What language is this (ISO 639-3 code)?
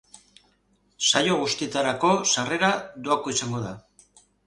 eus